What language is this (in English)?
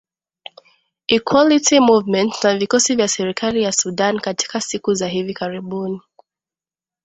Swahili